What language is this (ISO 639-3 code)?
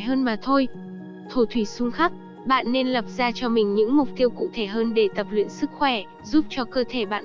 vie